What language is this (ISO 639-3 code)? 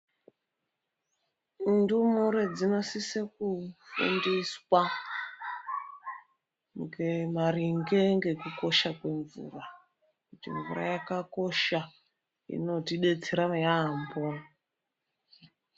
ndc